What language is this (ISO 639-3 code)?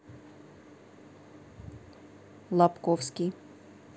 rus